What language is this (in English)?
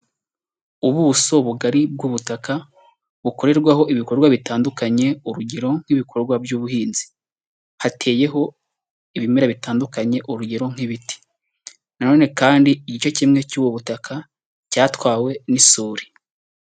Kinyarwanda